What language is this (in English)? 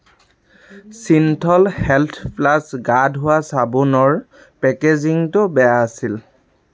Assamese